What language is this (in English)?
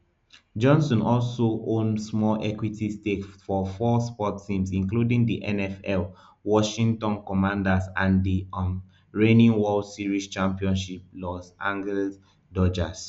Nigerian Pidgin